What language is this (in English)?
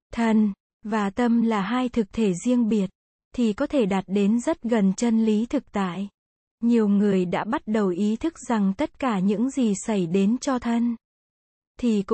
Vietnamese